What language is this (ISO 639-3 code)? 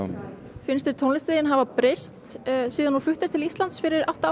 isl